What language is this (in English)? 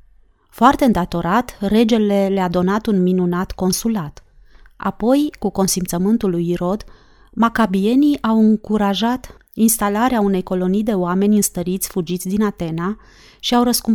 Romanian